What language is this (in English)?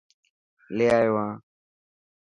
Dhatki